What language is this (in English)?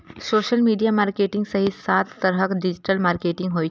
Maithili